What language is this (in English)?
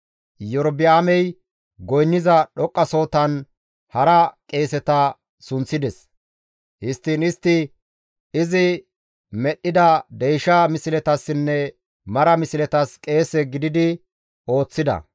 Gamo